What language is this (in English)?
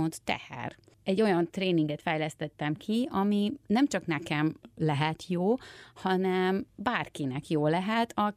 Hungarian